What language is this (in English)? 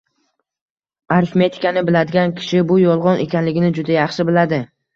Uzbek